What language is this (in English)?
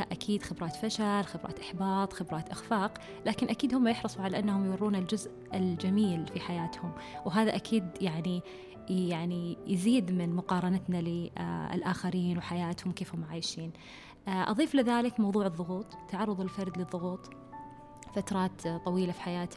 Arabic